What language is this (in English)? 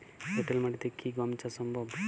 Bangla